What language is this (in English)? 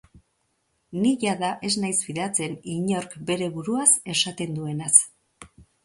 Basque